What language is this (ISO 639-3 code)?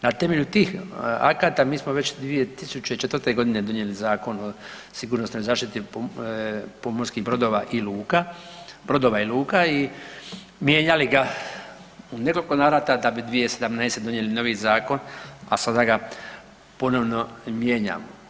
hrv